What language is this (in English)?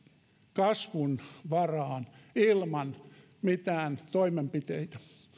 Finnish